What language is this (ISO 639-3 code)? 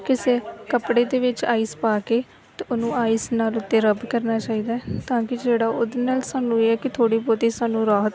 pan